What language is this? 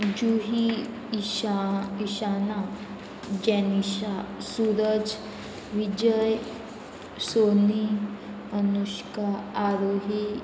Konkani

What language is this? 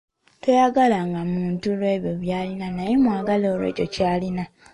Ganda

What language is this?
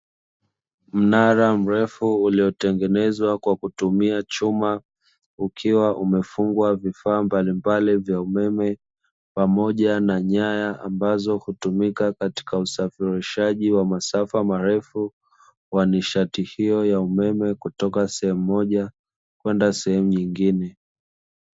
Swahili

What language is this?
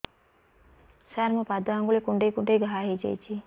Odia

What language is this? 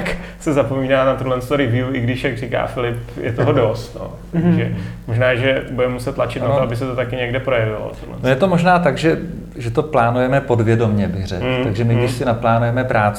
Czech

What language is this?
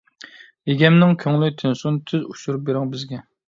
Uyghur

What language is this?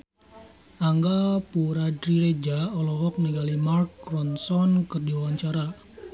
Sundanese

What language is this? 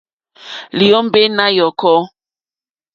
Mokpwe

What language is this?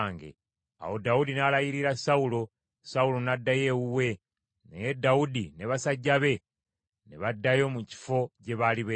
Ganda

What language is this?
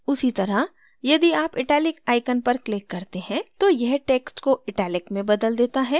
Hindi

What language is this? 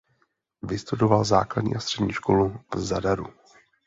Czech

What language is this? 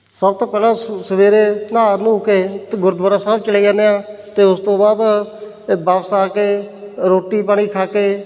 Punjabi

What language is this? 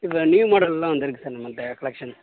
Tamil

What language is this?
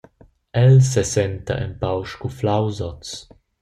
Romansh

